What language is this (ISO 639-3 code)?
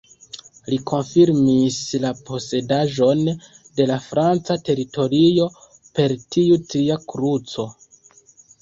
epo